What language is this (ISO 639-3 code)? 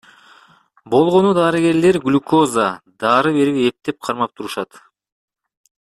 kir